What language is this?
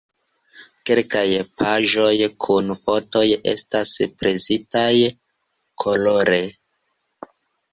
Esperanto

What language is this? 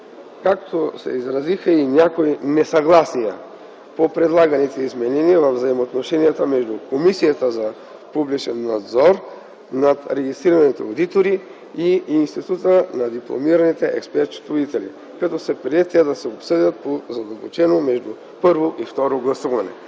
Bulgarian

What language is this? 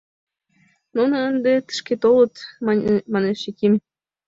Mari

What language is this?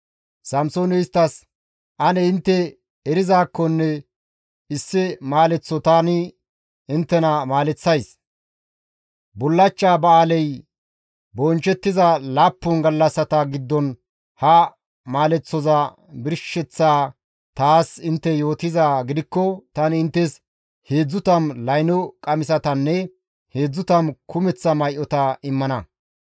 Gamo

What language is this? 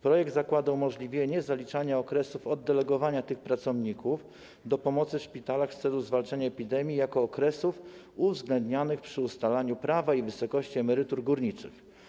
Polish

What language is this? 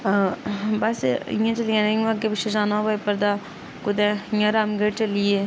Dogri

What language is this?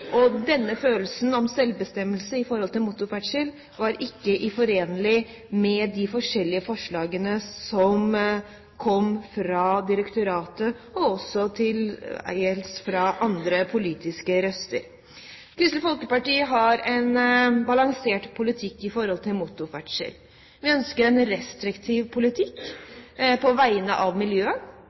Norwegian Bokmål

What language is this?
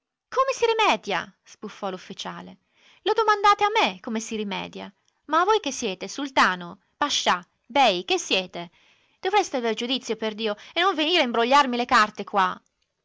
Italian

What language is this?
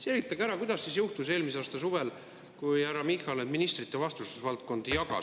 Estonian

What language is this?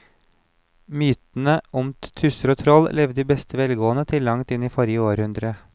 Norwegian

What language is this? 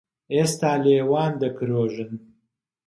Central Kurdish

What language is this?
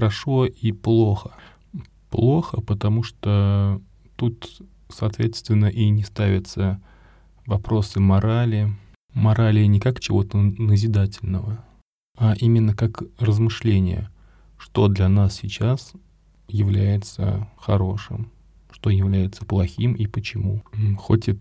Russian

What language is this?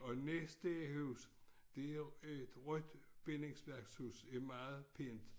Danish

